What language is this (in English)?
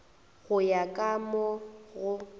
Northern Sotho